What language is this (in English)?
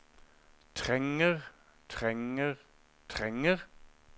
Norwegian